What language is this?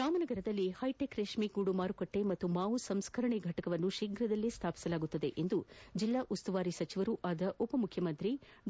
Kannada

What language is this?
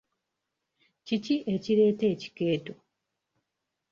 Ganda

